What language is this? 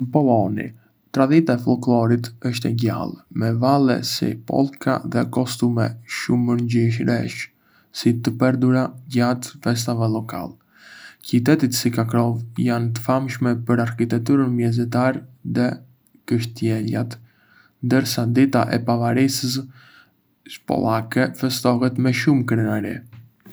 Arbëreshë Albanian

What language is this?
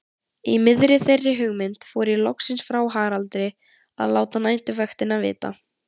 Icelandic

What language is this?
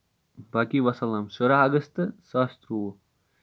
Kashmiri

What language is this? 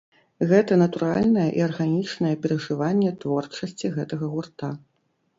Belarusian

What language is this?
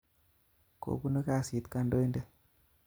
Kalenjin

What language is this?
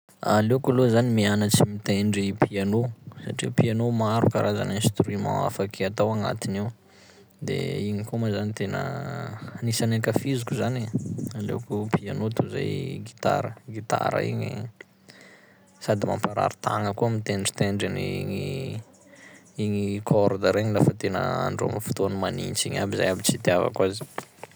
Sakalava Malagasy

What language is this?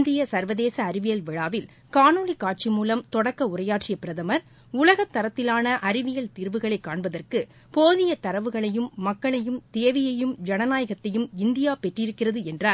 Tamil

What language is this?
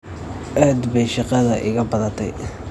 Somali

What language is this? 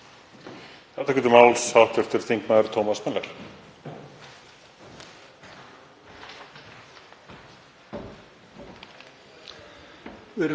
Icelandic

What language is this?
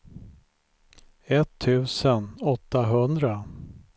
Swedish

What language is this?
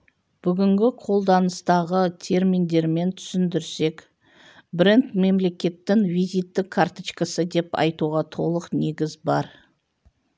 Kazakh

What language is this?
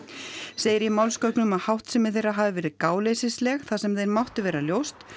Icelandic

